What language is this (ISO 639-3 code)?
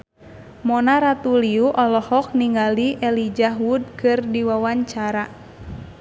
sun